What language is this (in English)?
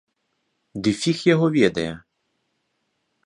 Belarusian